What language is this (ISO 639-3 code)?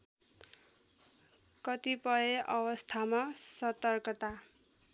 nep